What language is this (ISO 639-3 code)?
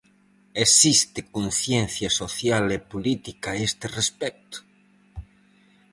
glg